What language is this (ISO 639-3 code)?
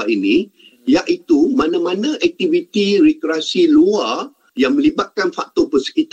msa